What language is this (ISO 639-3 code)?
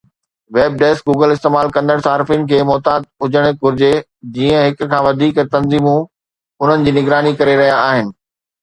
snd